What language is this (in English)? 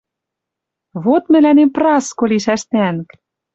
Western Mari